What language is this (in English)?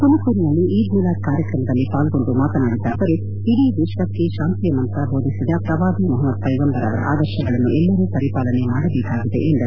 Kannada